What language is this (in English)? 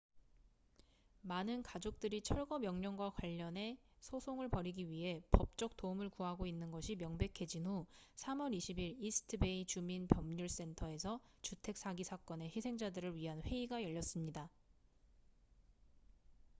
Korean